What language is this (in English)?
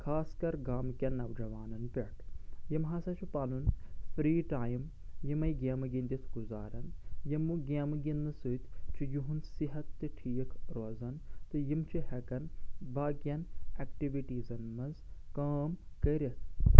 Kashmiri